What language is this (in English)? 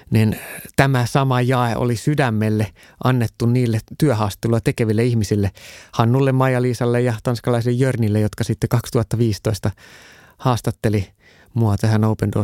Finnish